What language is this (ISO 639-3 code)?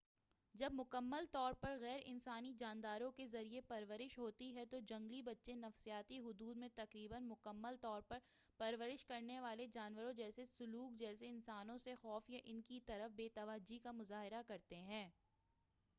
urd